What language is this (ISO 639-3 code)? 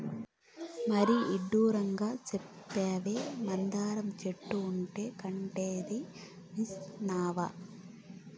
tel